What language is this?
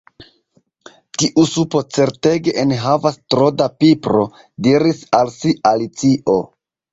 Esperanto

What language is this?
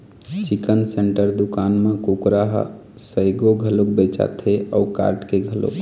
Chhattisgarhi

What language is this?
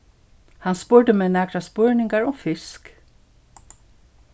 Faroese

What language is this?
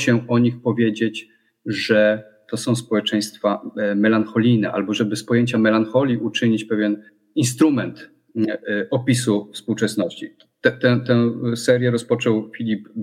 Polish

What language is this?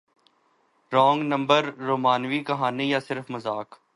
Urdu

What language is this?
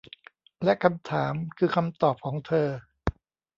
Thai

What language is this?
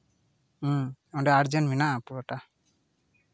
Santali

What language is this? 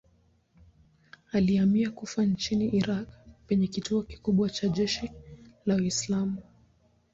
Swahili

